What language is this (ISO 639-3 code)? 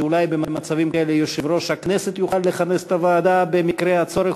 heb